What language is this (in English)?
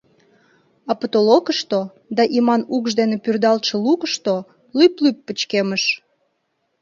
Mari